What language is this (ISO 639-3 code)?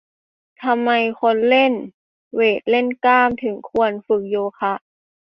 tha